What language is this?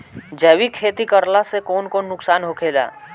Bhojpuri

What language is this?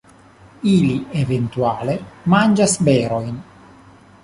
Esperanto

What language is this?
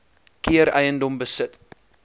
Afrikaans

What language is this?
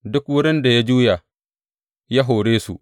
Hausa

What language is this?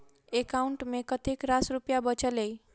Maithili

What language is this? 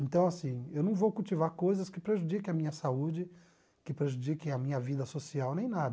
Portuguese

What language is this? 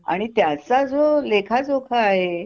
Marathi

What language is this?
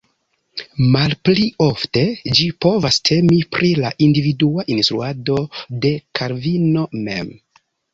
Esperanto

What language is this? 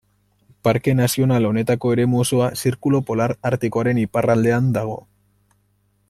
Basque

